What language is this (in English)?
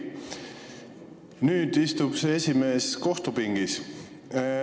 Estonian